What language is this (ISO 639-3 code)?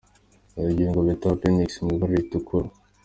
kin